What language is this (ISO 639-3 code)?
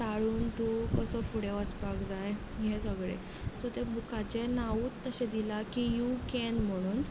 kok